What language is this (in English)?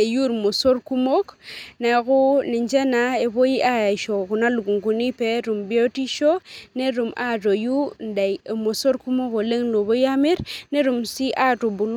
Masai